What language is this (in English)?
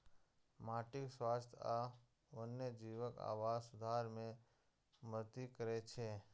Maithili